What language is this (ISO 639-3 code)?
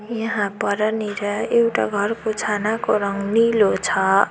nep